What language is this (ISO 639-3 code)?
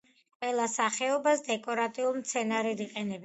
kat